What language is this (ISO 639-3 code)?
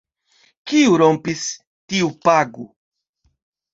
epo